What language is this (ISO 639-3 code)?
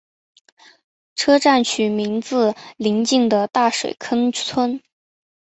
zho